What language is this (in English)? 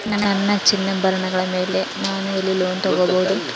Kannada